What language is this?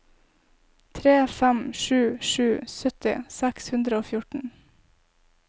Norwegian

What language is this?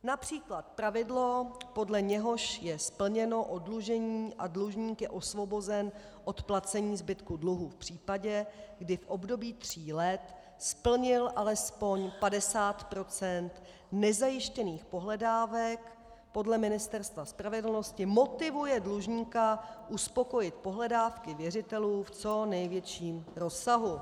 Czech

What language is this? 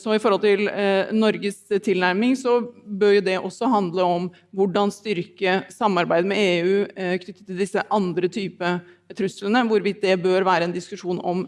Norwegian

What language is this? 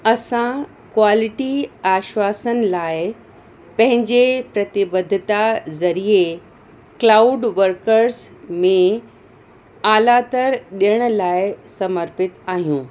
Sindhi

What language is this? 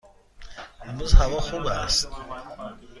Persian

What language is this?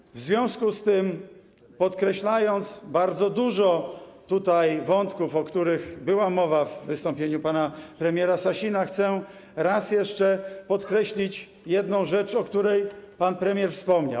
Polish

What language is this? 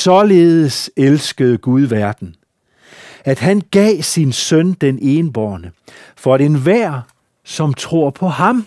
Danish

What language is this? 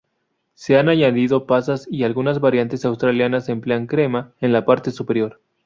Spanish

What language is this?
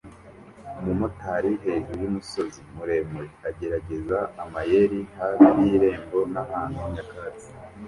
Kinyarwanda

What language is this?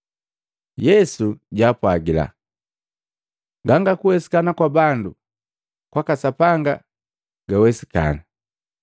Matengo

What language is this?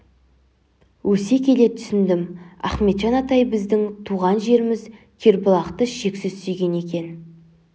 Kazakh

